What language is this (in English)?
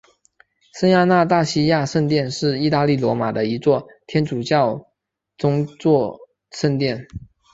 Chinese